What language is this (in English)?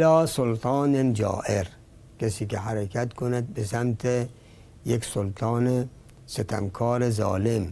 Persian